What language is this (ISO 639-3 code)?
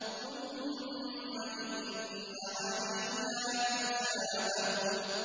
ara